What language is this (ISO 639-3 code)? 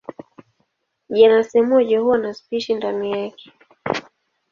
swa